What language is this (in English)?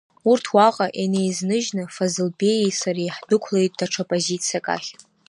Abkhazian